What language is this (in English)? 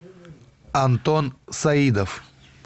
Russian